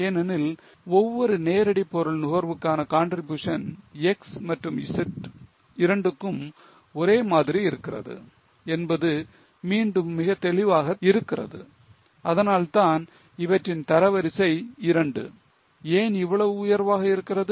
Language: Tamil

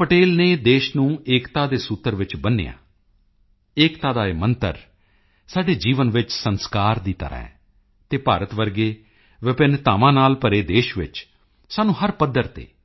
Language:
Punjabi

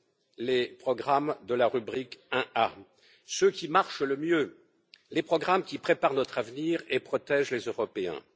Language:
French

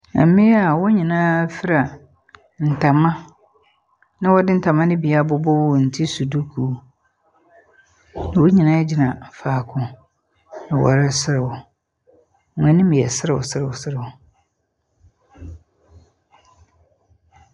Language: Akan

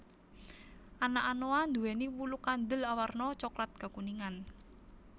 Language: Javanese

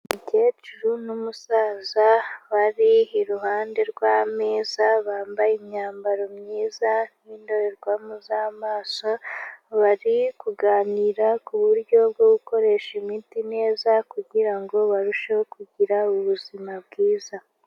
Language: Kinyarwanda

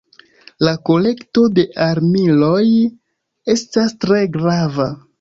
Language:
Esperanto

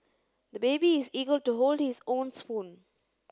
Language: English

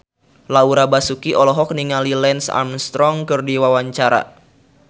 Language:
Sundanese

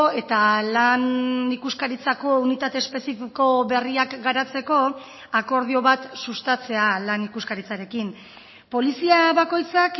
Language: Basque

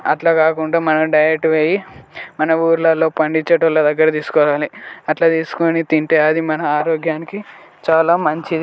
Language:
Telugu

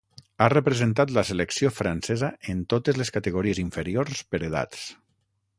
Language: Catalan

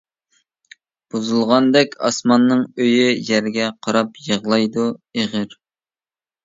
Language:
Uyghur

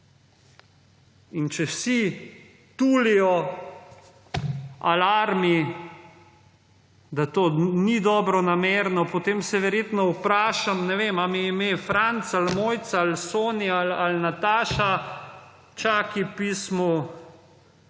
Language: Slovenian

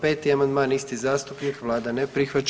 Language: Croatian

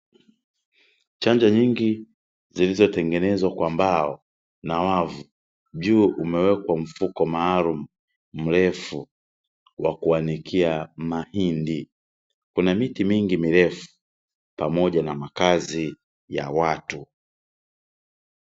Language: Swahili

